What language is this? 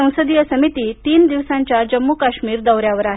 Marathi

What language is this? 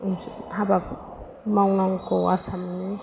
Bodo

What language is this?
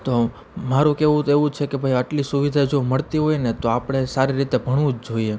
Gujarati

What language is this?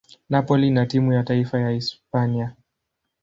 Swahili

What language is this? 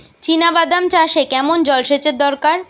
Bangla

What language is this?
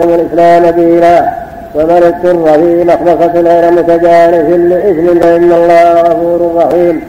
Arabic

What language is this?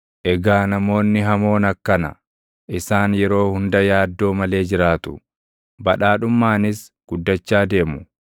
Oromo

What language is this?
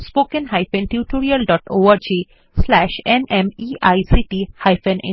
Bangla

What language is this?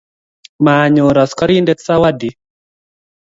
Kalenjin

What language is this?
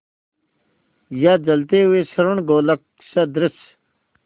Hindi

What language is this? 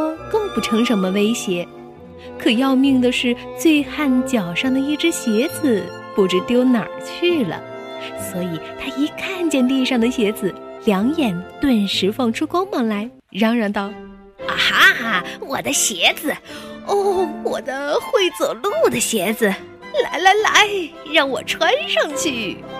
Chinese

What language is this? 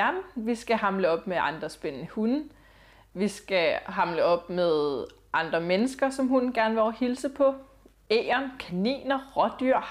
Danish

